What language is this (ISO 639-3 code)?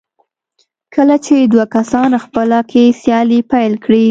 pus